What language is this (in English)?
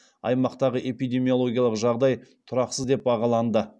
Kazakh